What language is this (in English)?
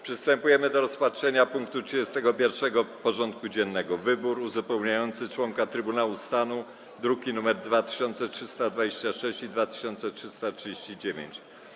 Polish